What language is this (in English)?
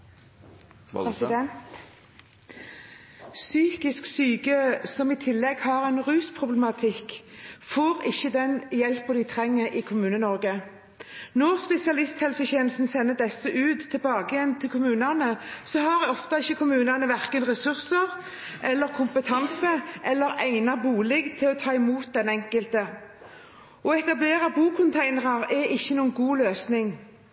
Norwegian